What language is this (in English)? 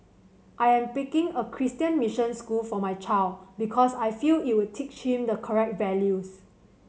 English